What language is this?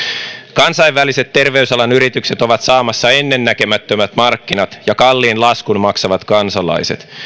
Finnish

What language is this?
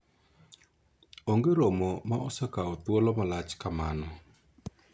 Luo (Kenya and Tanzania)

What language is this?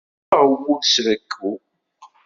Kabyle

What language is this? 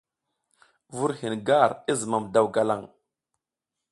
South Giziga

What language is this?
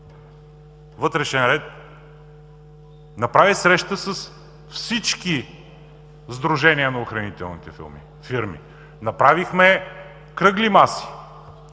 Bulgarian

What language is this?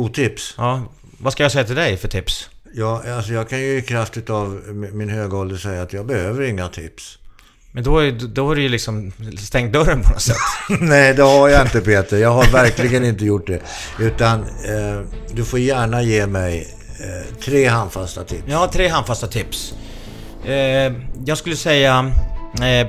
Swedish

